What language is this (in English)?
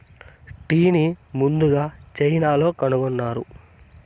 Telugu